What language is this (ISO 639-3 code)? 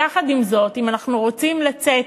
heb